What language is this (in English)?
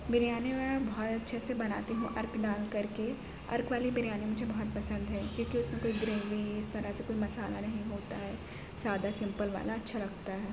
Urdu